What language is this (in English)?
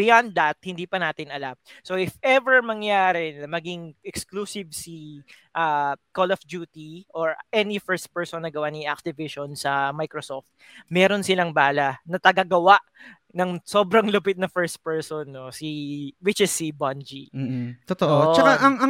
Filipino